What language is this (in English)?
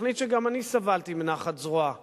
Hebrew